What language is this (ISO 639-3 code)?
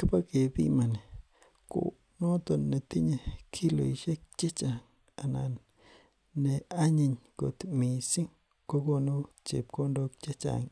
kln